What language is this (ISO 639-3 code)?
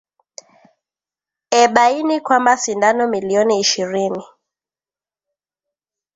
swa